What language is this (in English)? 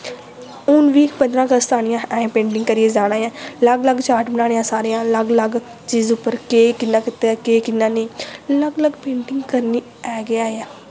Dogri